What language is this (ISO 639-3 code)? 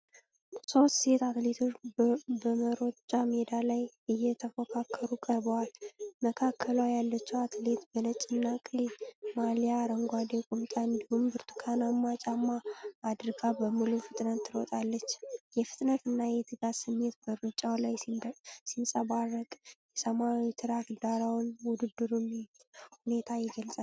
amh